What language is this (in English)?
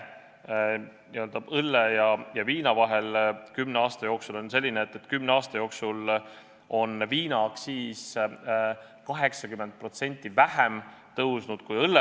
Estonian